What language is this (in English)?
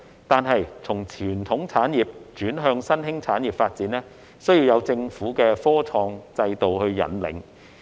Cantonese